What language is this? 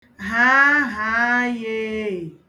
Igbo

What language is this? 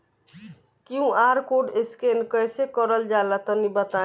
Bhojpuri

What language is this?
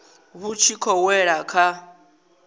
Venda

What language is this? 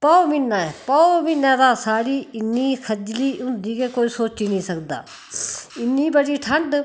Dogri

